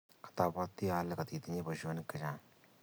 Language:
Kalenjin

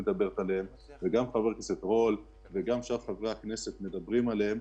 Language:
Hebrew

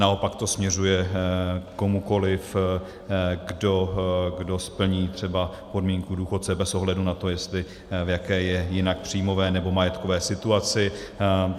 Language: Czech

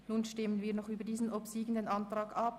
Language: Swiss German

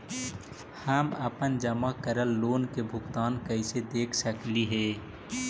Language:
Magahi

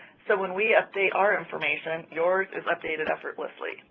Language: English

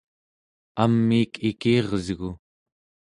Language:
Central Yupik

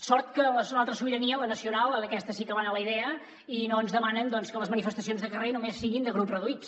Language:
Catalan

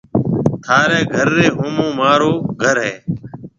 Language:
Marwari (Pakistan)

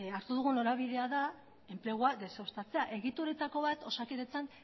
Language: Basque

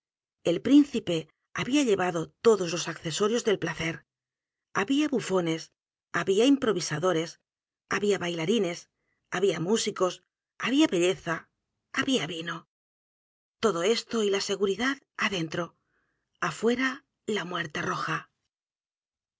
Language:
Spanish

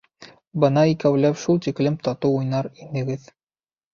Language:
Bashkir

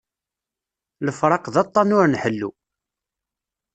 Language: Kabyle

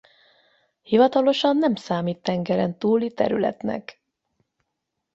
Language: Hungarian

